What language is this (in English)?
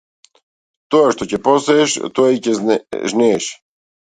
Macedonian